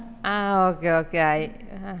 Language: Malayalam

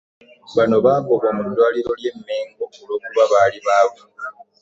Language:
Ganda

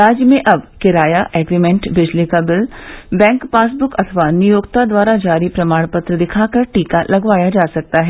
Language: Hindi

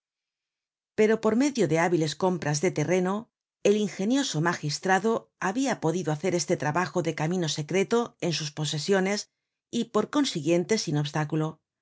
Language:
Spanish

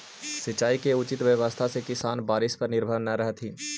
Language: Magahi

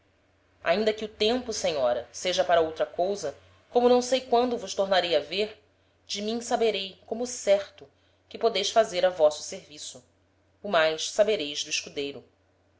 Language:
Portuguese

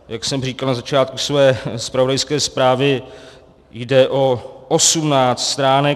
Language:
Czech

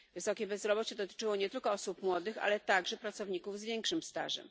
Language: Polish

